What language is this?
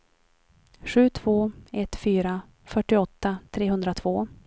Swedish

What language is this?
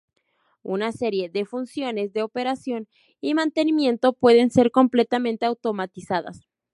Spanish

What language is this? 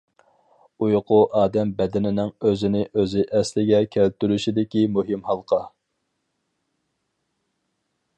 Uyghur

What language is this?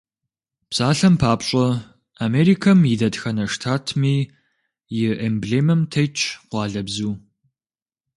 Kabardian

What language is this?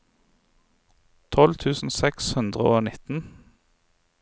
Norwegian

